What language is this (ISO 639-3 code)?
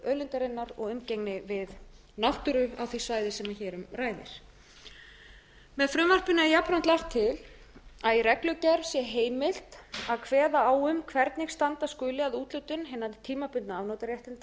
isl